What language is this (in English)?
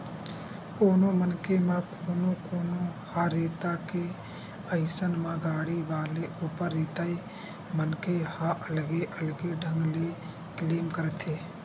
Chhattisgarhi